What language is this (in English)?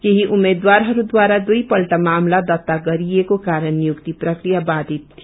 Nepali